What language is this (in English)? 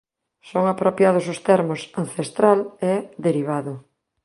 Galician